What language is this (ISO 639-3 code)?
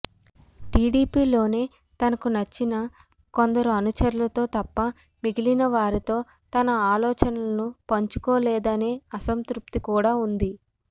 tel